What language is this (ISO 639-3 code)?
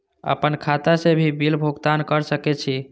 mai